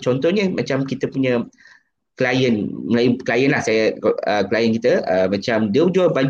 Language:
Malay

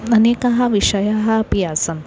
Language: Sanskrit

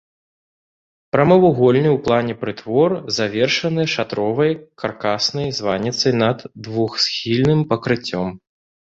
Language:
Belarusian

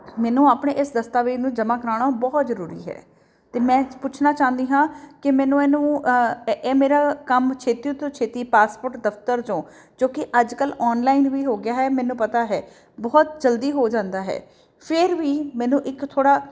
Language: Punjabi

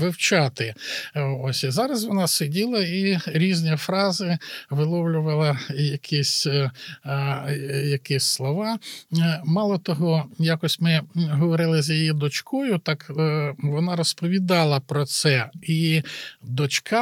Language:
Ukrainian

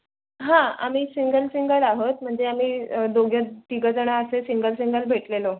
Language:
Marathi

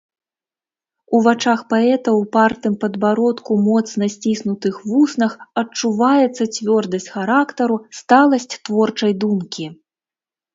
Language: Belarusian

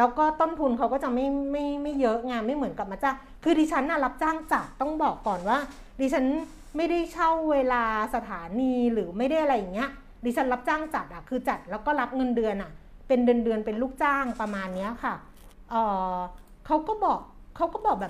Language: Thai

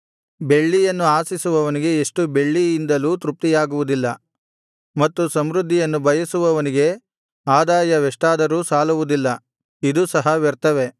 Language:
Kannada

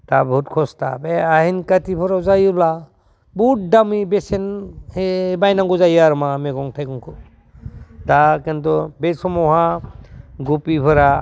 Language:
Bodo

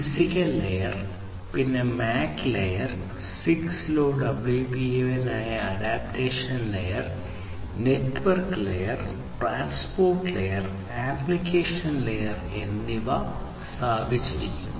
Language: Malayalam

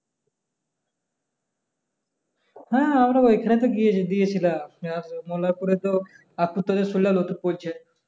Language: Bangla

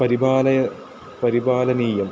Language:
Sanskrit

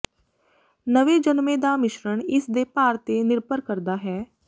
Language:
Punjabi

